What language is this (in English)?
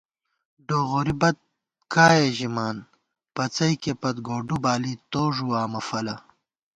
Gawar-Bati